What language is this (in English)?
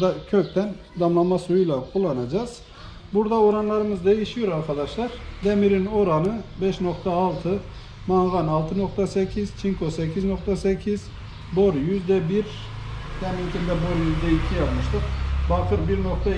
Turkish